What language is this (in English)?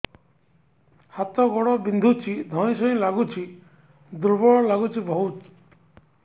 Odia